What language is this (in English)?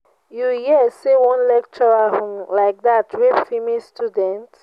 Nigerian Pidgin